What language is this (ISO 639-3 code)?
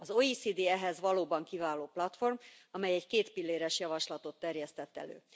hun